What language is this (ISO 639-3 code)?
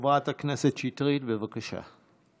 heb